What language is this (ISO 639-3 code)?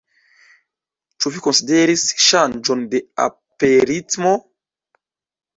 epo